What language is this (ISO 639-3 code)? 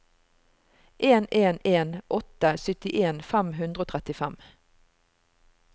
nor